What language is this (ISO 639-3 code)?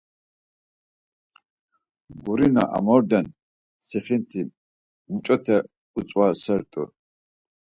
lzz